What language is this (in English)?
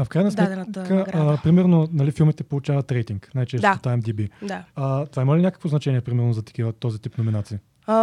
Bulgarian